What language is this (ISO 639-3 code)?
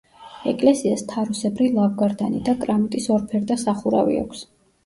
kat